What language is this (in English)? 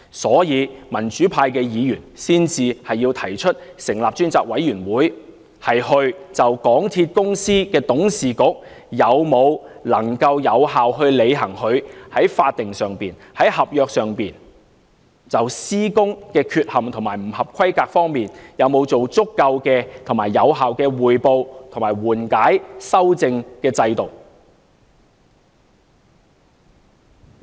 Cantonese